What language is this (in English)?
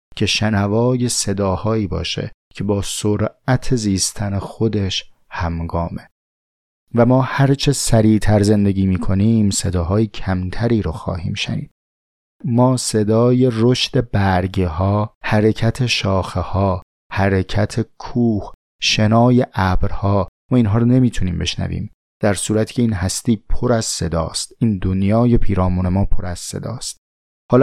Persian